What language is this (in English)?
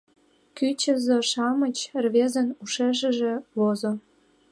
Mari